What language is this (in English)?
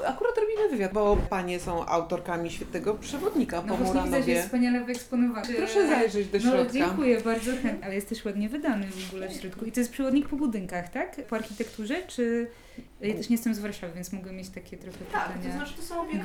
Polish